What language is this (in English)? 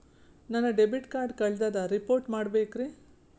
Kannada